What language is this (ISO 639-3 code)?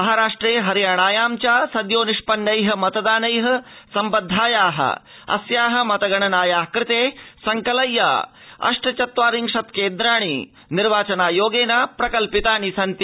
san